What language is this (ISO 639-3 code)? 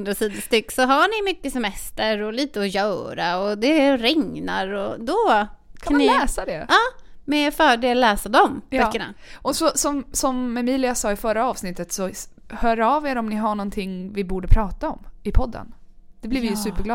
swe